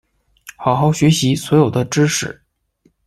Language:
Chinese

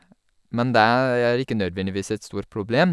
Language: Norwegian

